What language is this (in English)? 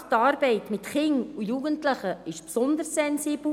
Swiss German